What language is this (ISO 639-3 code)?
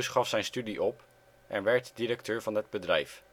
nld